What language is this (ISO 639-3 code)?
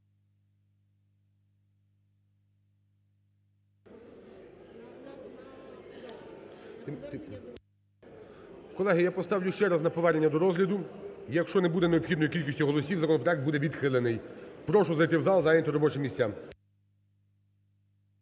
ukr